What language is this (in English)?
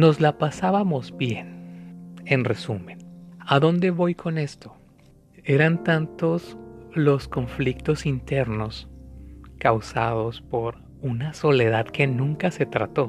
Spanish